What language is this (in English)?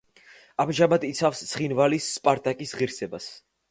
Georgian